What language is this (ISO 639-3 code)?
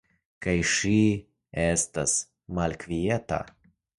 epo